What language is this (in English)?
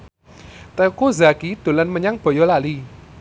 Javanese